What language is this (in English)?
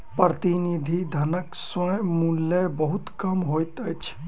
Maithili